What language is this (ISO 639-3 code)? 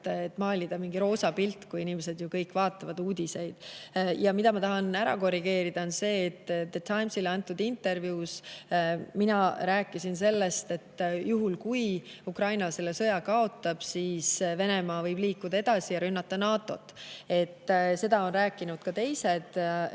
est